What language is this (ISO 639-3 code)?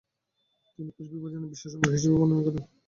ben